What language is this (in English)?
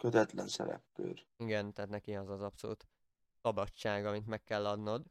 Hungarian